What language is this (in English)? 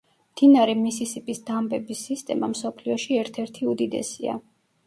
Georgian